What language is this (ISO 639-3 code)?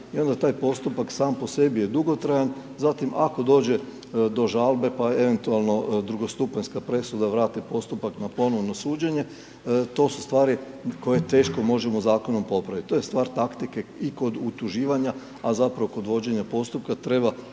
hrv